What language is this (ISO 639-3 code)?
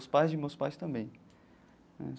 por